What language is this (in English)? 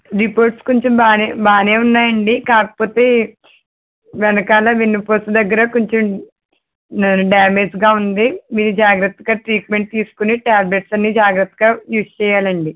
Telugu